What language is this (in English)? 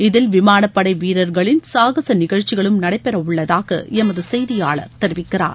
Tamil